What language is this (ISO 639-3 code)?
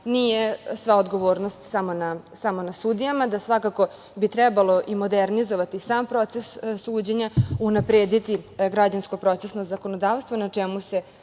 srp